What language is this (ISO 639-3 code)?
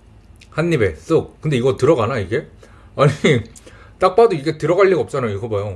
kor